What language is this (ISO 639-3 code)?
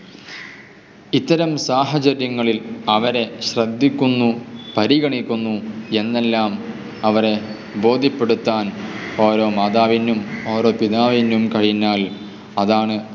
mal